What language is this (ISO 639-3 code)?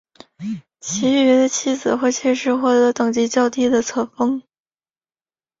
zho